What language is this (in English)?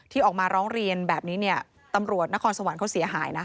Thai